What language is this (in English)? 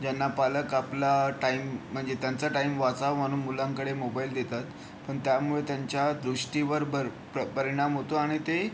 Marathi